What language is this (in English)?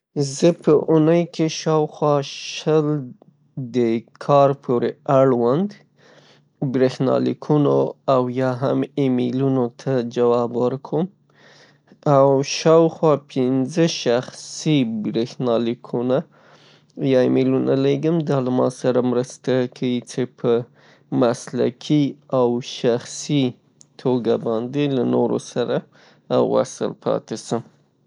Pashto